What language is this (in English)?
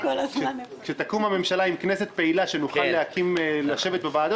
Hebrew